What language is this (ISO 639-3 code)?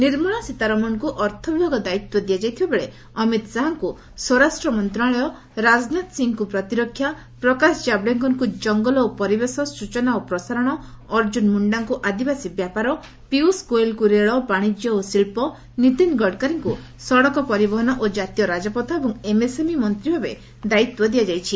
ori